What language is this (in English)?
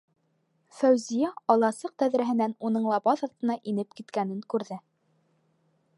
Bashkir